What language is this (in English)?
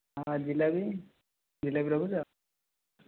Odia